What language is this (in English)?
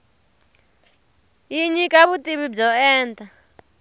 Tsonga